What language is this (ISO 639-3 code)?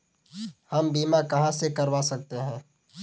hin